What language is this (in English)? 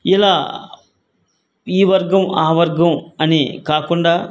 Telugu